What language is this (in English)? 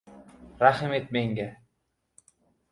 Uzbek